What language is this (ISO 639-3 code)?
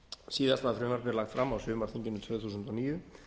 isl